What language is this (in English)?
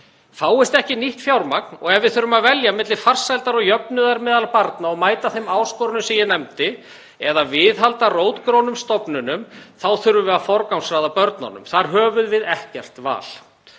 Icelandic